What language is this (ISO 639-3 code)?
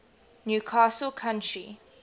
eng